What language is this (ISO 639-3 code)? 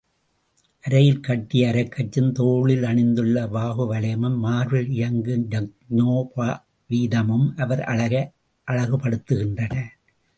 tam